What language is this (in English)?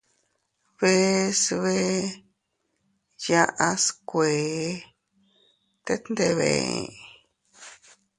Teutila Cuicatec